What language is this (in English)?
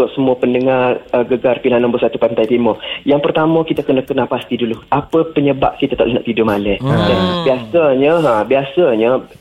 Malay